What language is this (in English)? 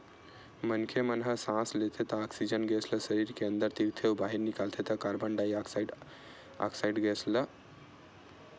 Chhattisgarhi